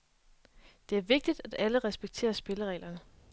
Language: Danish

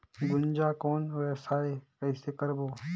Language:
Chhattisgarhi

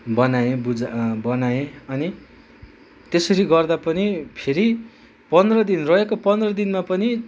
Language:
Nepali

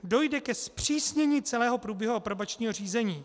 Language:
Czech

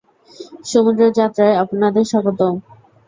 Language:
Bangla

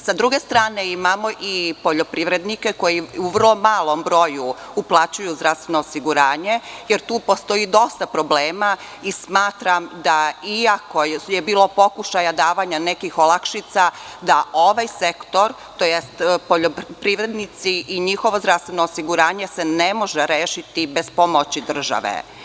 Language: Serbian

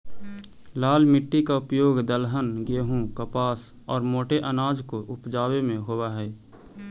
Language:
Magahi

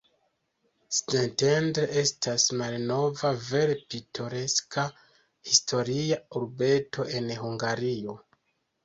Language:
Esperanto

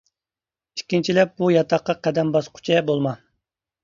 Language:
Uyghur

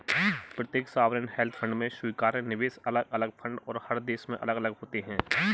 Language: Hindi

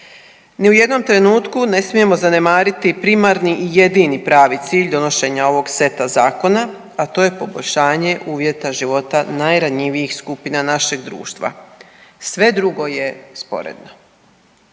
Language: Croatian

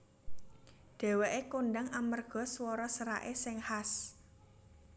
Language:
Javanese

